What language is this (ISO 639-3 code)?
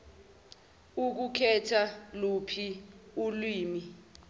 zul